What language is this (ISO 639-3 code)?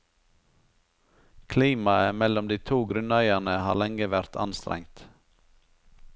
nor